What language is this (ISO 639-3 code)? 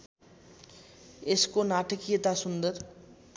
nep